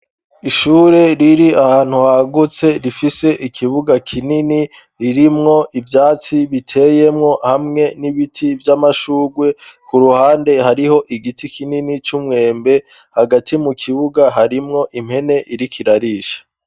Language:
Rundi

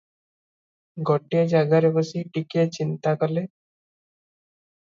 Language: Odia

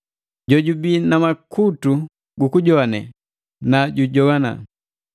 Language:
Matengo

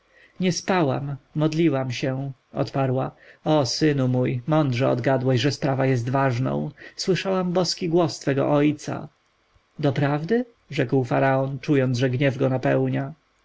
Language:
Polish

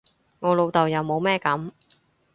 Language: Cantonese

